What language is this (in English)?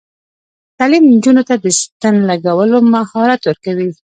Pashto